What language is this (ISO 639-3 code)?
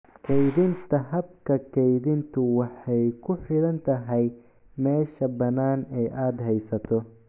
som